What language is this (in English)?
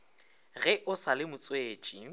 Northern Sotho